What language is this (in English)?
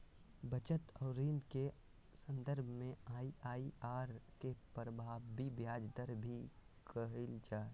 Magahi